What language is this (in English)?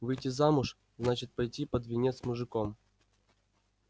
Russian